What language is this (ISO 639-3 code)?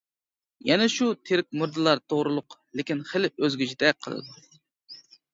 uig